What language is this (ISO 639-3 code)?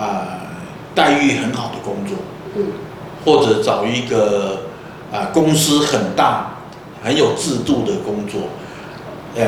zho